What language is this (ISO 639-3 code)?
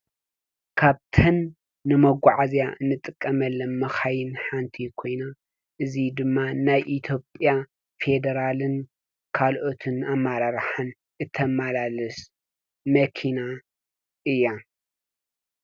tir